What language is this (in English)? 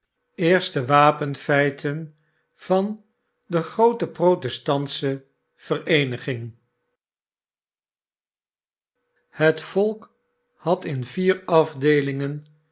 Dutch